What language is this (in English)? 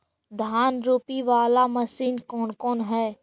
Magahi